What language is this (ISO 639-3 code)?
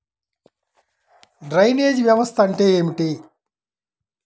tel